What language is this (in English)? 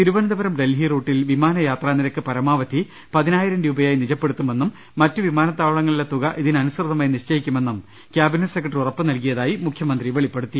Malayalam